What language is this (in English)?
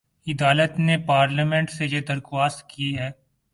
Urdu